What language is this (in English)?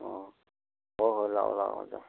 Manipuri